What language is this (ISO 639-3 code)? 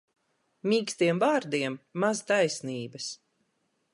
lav